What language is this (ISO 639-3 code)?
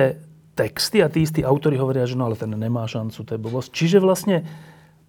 slk